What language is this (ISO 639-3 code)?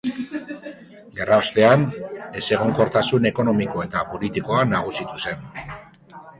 eus